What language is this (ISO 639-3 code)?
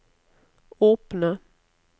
nor